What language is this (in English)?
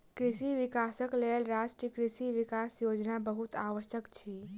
Maithili